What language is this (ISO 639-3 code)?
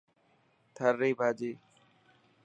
mki